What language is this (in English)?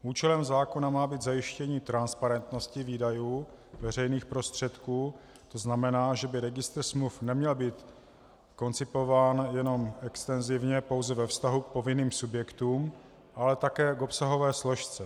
Czech